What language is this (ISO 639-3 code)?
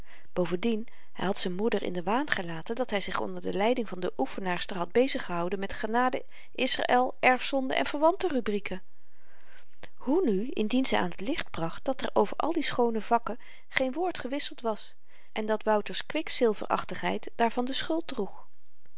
nld